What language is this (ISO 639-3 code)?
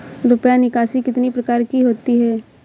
hin